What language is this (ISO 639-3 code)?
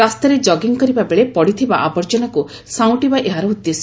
ori